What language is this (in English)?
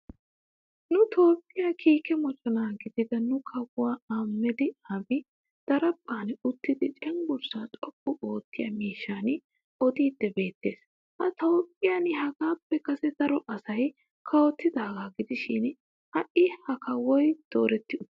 Wolaytta